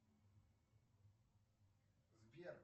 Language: Russian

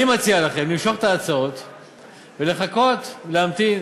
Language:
Hebrew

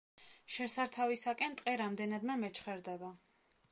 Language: Georgian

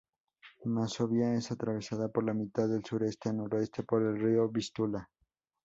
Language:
Spanish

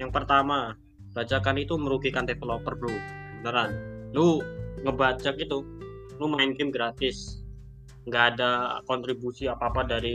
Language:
Indonesian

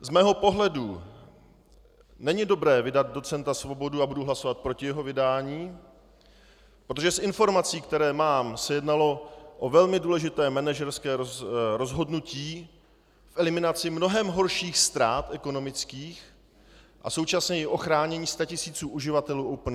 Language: Czech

